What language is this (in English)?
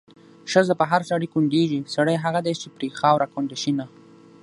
Pashto